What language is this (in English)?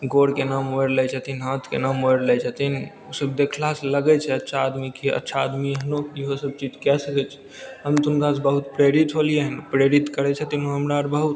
Maithili